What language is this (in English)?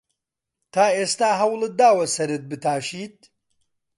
Central Kurdish